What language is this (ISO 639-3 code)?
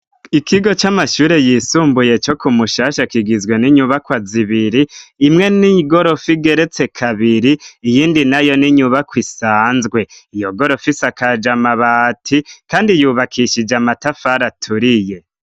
run